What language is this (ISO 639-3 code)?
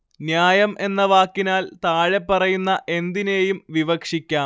mal